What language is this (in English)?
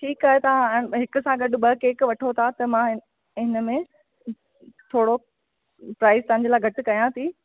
Sindhi